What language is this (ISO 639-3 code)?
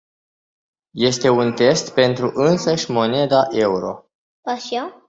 ron